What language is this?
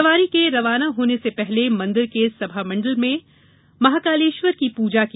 Hindi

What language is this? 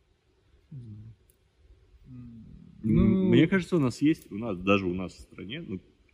Russian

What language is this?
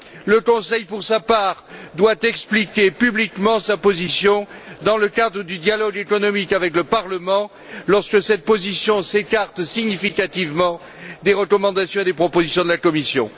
French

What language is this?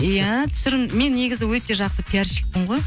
Kazakh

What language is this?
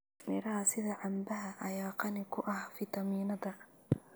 Somali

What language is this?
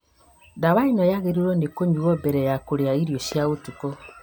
Kikuyu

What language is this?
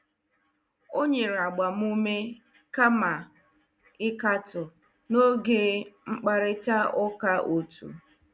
Igbo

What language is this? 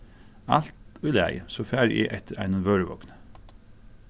Faroese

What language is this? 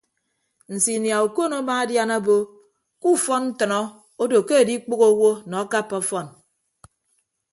Ibibio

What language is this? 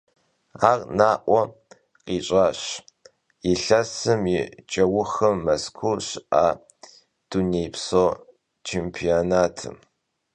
Kabardian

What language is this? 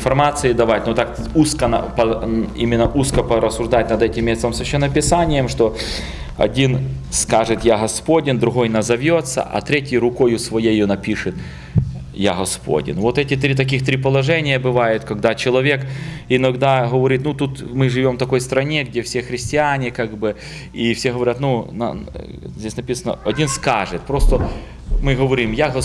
Russian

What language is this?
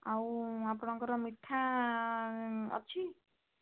Odia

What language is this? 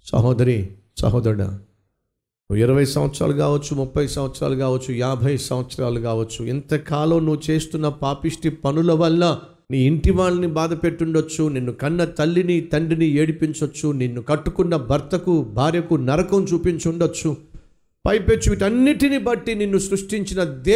Telugu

